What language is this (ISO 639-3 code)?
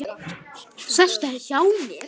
isl